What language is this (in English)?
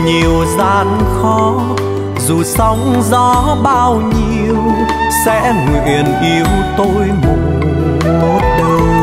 Vietnamese